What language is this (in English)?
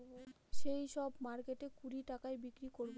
Bangla